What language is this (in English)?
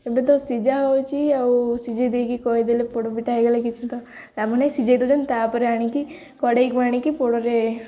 Odia